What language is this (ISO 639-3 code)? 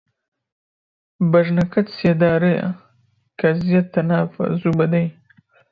ckb